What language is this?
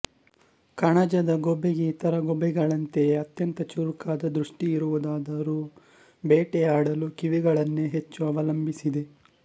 Kannada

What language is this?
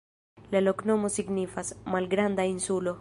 Esperanto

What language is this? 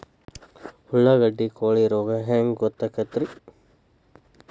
Kannada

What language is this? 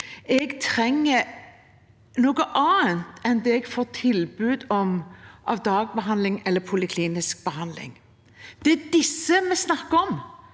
Norwegian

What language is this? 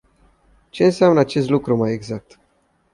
Romanian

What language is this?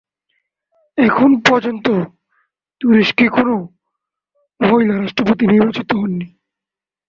Bangla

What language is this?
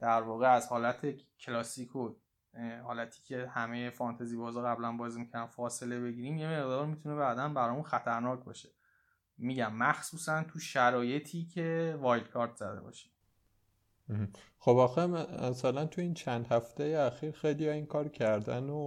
Persian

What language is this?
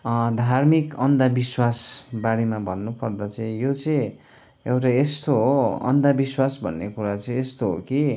Nepali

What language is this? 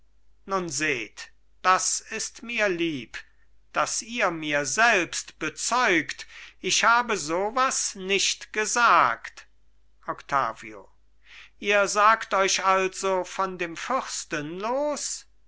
German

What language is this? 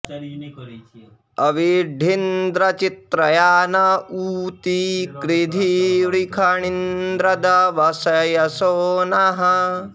Sanskrit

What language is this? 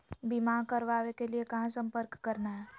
Magahi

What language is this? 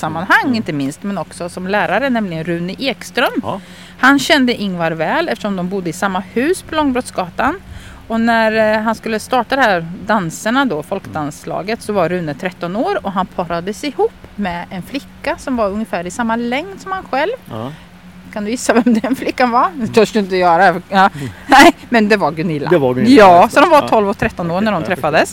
Swedish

